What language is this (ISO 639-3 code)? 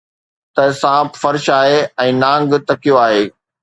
snd